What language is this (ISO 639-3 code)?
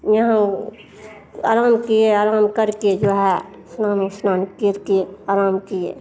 hin